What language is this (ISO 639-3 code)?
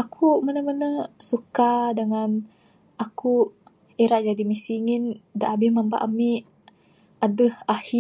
sdo